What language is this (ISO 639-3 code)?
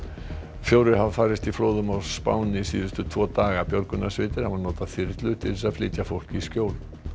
isl